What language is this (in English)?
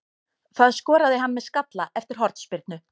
Icelandic